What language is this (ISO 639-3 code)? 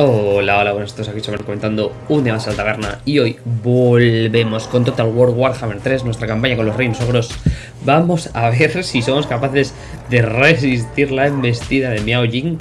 spa